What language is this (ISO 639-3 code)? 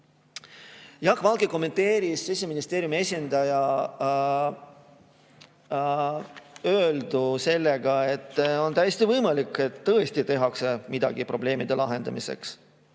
est